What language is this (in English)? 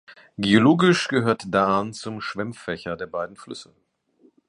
German